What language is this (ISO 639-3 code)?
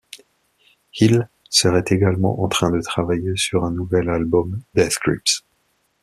fra